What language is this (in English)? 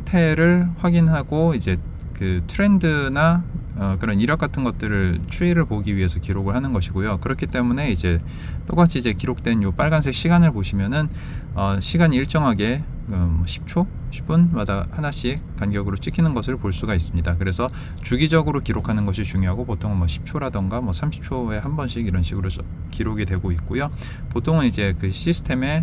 Korean